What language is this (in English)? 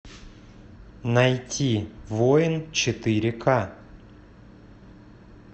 Russian